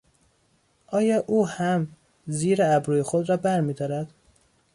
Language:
Persian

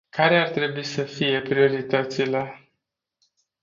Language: Romanian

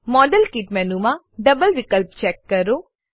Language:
Gujarati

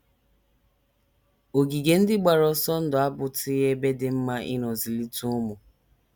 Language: Igbo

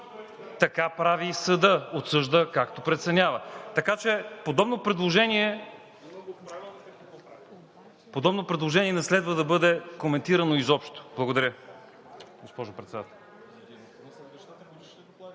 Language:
Bulgarian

